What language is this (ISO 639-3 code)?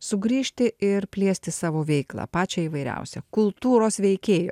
lit